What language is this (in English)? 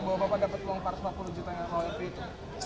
Indonesian